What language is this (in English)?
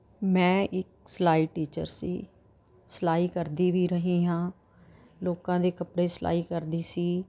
Punjabi